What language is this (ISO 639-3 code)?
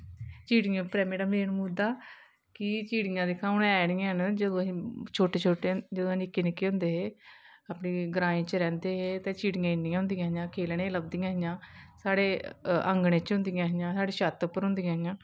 doi